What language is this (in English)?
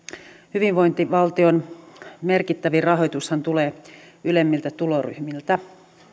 Finnish